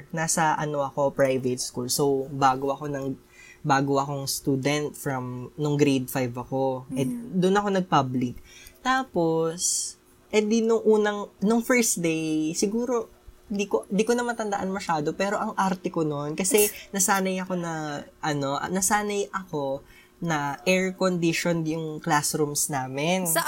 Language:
Filipino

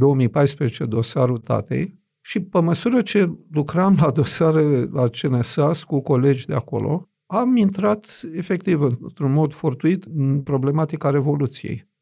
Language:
Romanian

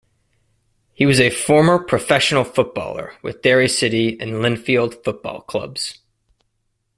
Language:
English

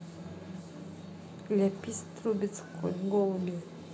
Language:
Russian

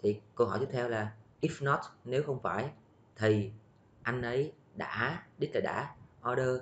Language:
Vietnamese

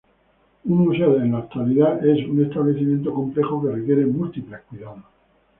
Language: Spanish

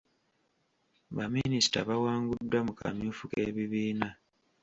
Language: Ganda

